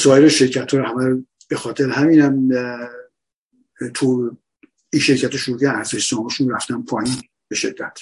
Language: Persian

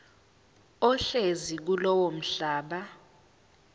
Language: Zulu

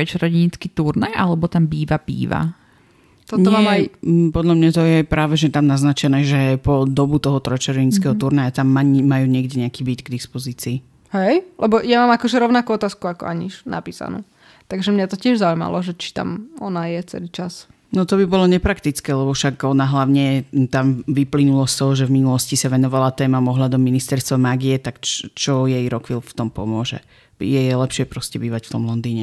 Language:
Slovak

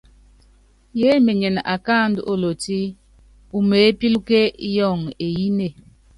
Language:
Yangben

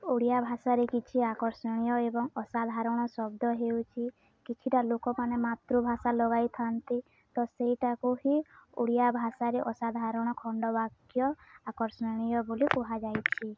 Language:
Odia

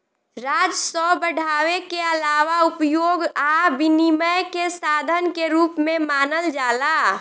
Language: Bhojpuri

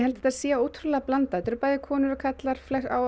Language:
Icelandic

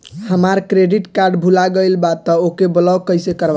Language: Bhojpuri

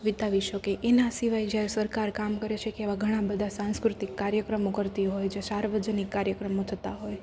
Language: Gujarati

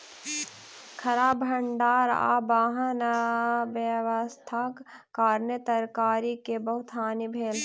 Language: Maithili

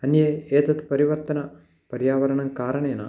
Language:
Sanskrit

